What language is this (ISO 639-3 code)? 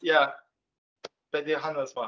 cym